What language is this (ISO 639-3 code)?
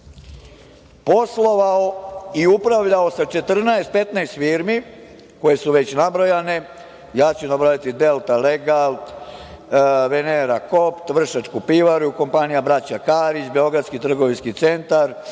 srp